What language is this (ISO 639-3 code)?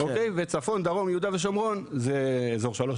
heb